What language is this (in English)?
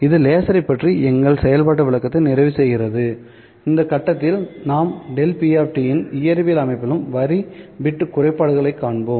Tamil